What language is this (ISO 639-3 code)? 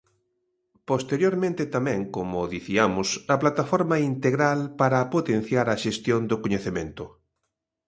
glg